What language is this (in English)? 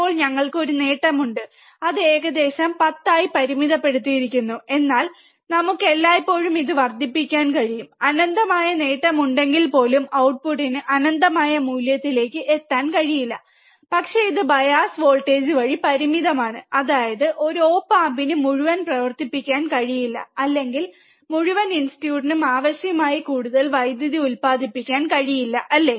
Malayalam